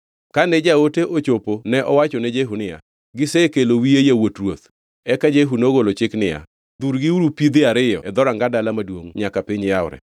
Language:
Luo (Kenya and Tanzania)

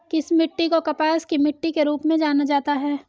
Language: Hindi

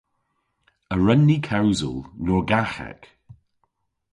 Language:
Cornish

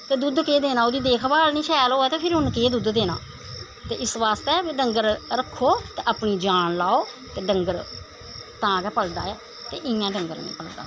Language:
Dogri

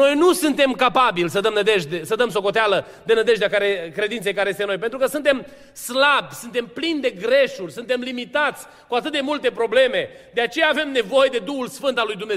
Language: Romanian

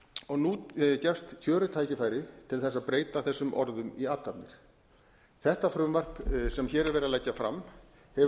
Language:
Icelandic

